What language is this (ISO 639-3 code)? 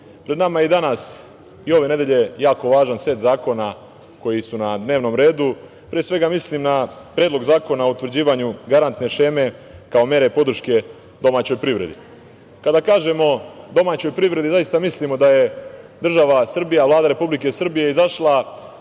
srp